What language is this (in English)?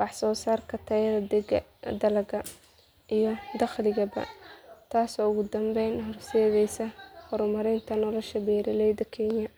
Somali